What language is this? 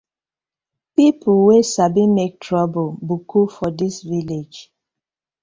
Nigerian Pidgin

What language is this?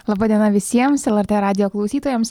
Lithuanian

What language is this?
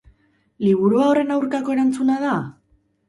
Basque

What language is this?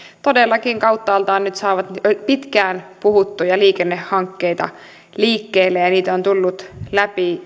Finnish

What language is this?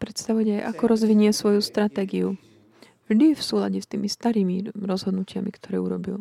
Slovak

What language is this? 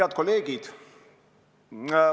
Estonian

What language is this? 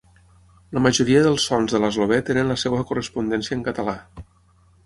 Catalan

